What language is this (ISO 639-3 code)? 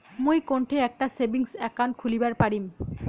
ben